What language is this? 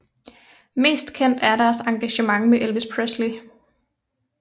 Danish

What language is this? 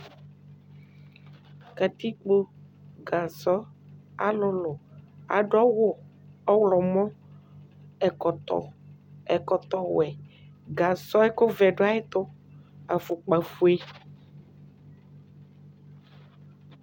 Ikposo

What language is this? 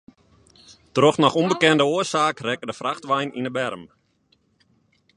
Western Frisian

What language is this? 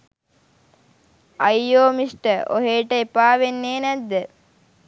Sinhala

